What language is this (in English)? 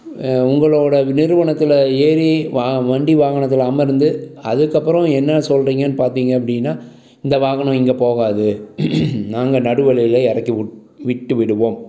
Tamil